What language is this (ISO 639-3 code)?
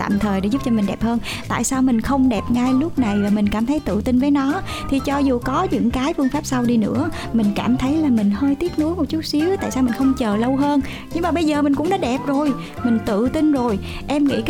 vie